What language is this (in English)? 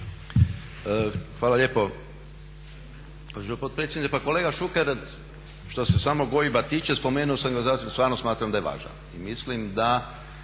Croatian